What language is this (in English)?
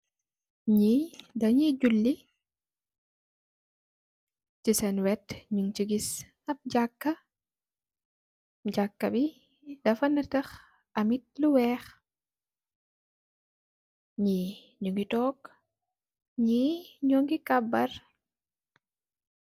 Wolof